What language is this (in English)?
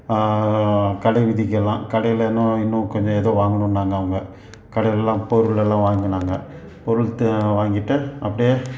Tamil